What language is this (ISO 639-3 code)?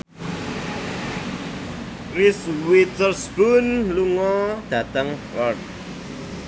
jav